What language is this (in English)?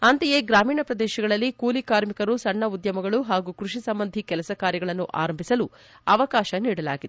Kannada